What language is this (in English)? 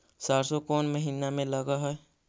Magahi